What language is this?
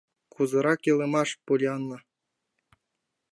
Mari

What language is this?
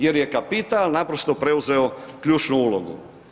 Croatian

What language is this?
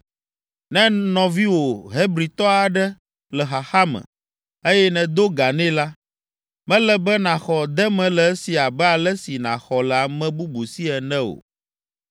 Ewe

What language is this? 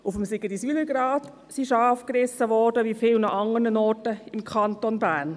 Swiss German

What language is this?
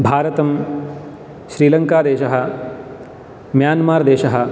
Sanskrit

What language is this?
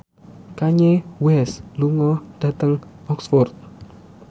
Javanese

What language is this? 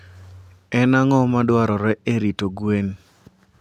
Luo (Kenya and Tanzania)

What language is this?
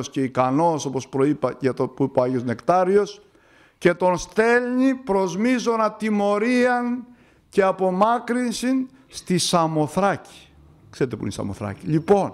Greek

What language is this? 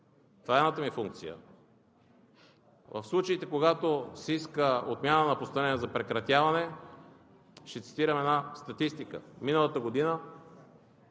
Bulgarian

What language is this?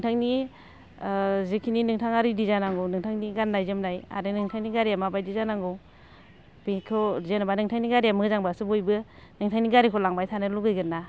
Bodo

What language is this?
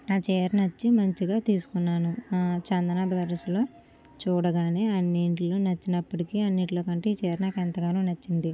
Telugu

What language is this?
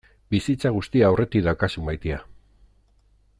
Basque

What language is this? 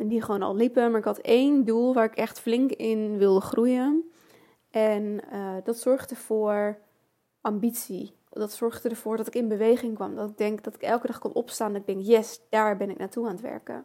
Dutch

